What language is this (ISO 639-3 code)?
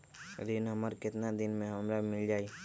mag